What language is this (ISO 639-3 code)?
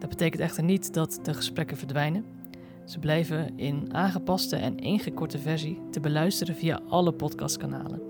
nld